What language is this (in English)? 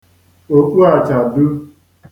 Igbo